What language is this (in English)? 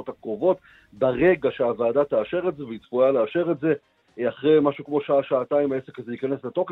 Hebrew